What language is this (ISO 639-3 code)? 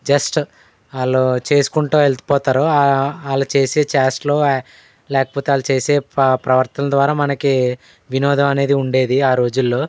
tel